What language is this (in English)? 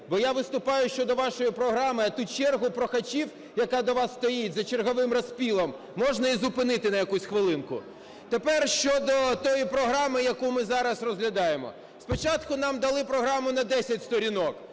Ukrainian